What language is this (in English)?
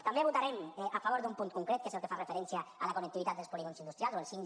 Catalan